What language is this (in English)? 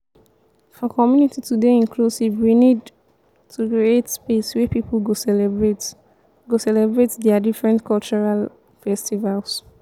Nigerian Pidgin